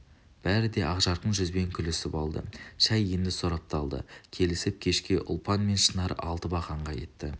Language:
Kazakh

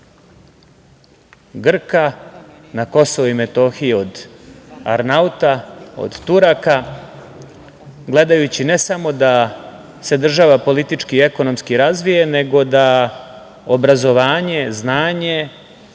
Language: Serbian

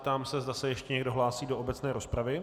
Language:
Czech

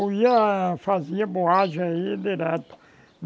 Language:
Portuguese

